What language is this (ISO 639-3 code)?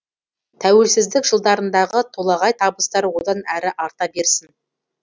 kaz